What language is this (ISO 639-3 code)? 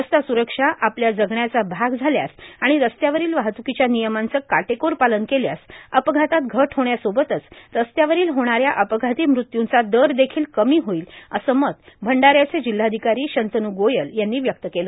mar